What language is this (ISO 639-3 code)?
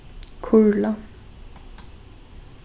fao